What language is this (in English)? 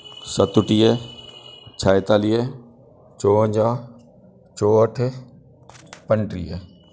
Sindhi